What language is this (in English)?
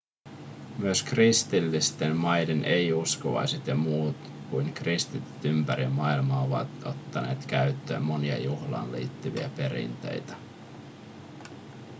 Finnish